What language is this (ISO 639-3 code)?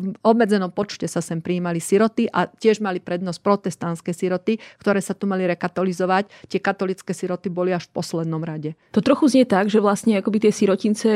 slk